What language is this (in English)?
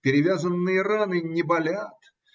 Russian